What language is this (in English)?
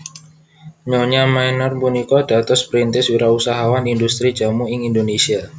Javanese